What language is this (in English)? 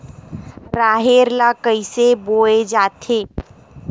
Chhattisgarhi